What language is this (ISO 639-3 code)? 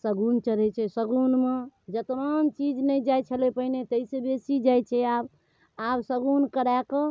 mai